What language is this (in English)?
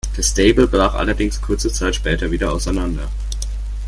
German